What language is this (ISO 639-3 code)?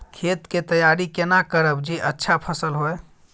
mai